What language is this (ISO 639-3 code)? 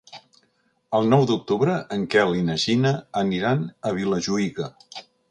cat